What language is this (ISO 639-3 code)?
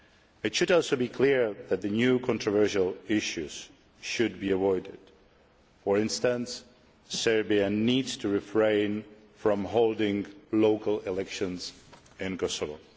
eng